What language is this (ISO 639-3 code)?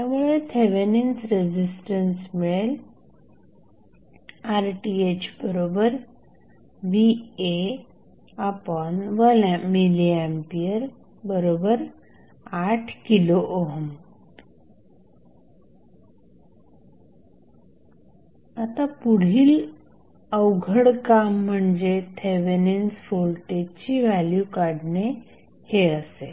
mar